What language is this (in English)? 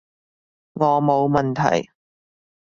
Cantonese